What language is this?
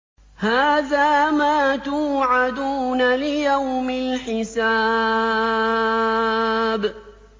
Arabic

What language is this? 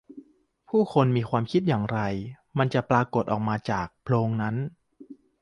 Thai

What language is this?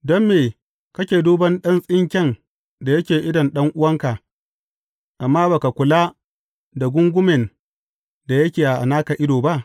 Hausa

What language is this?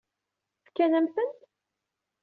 Kabyle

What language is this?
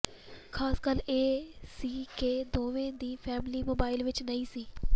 Punjabi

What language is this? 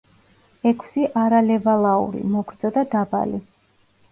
Georgian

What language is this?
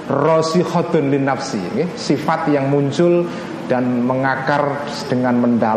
Indonesian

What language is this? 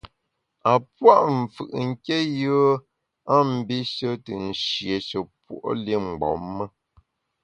Bamun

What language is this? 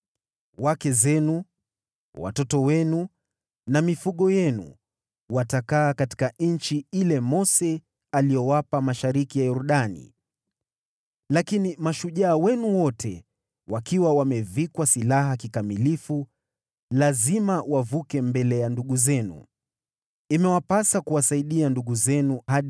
Swahili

